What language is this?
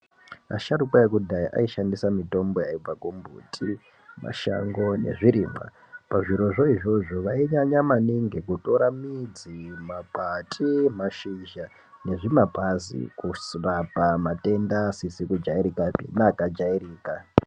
Ndau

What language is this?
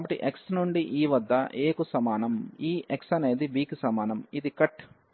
Telugu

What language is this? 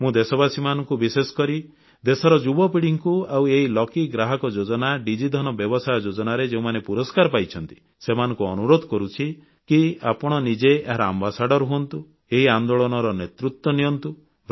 Odia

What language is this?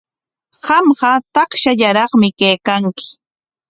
Corongo Ancash Quechua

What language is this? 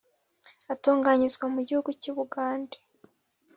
Kinyarwanda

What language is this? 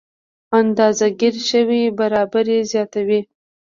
Pashto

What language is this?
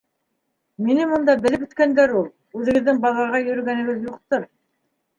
Bashkir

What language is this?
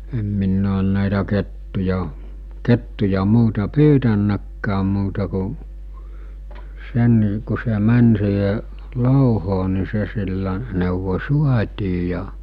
Finnish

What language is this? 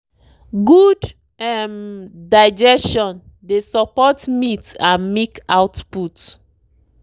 Nigerian Pidgin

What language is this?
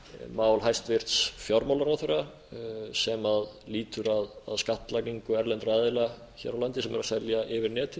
Icelandic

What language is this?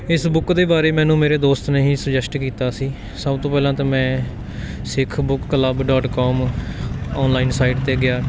Punjabi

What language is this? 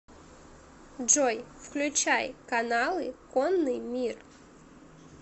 Russian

